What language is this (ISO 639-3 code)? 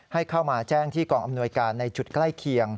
tha